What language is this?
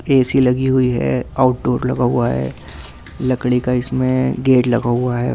Hindi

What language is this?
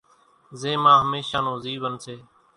Kachi Koli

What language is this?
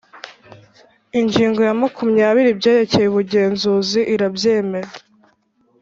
Kinyarwanda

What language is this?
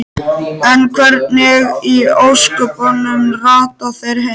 Icelandic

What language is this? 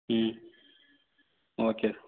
Tamil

